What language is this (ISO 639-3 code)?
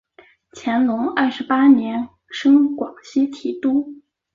zho